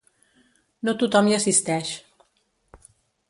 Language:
Catalan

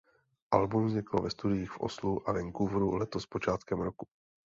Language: Czech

